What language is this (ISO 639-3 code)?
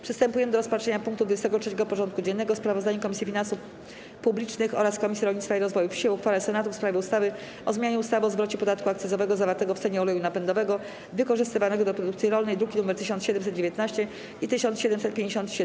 pol